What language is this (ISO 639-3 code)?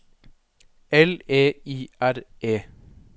nor